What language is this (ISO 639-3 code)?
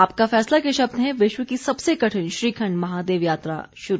hin